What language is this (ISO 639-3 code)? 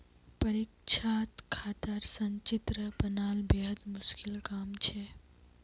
mag